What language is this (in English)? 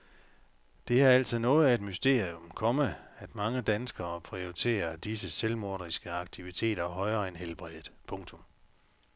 Danish